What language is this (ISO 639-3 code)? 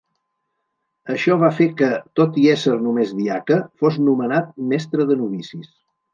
cat